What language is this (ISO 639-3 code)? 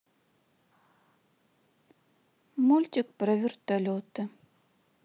rus